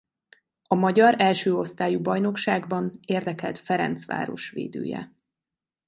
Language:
Hungarian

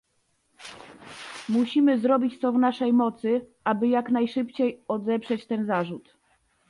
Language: Polish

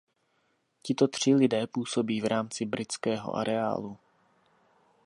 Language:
Czech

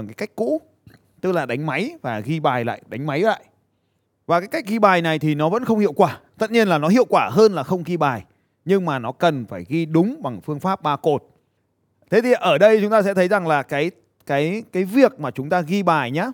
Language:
Vietnamese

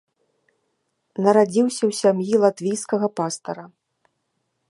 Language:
Belarusian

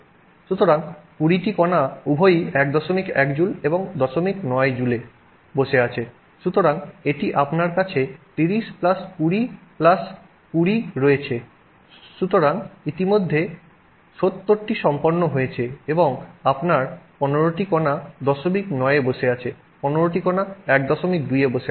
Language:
Bangla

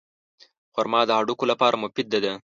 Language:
Pashto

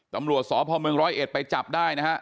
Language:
Thai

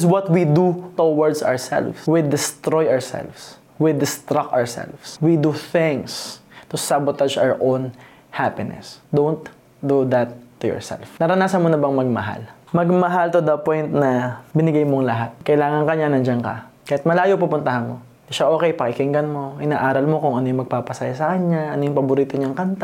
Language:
Filipino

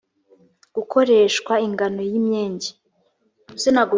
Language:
Kinyarwanda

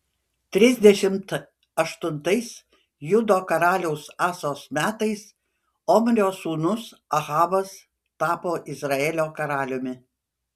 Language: Lithuanian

